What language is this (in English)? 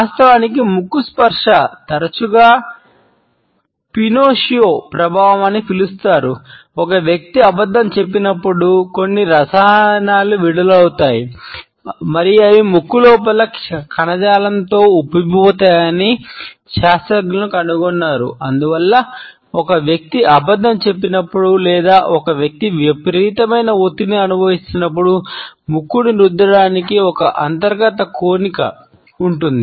Telugu